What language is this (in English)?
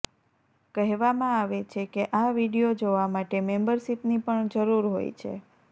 Gujarati